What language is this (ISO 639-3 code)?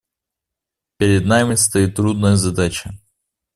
rus